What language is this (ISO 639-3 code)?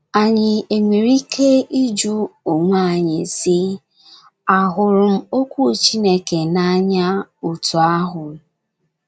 ibo